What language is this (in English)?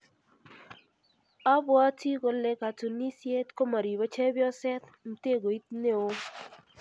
Kalenjin